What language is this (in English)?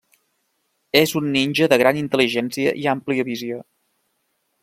Catalan